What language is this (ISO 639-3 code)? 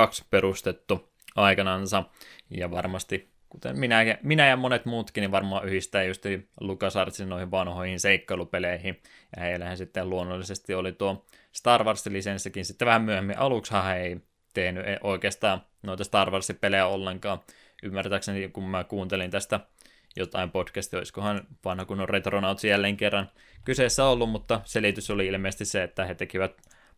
fin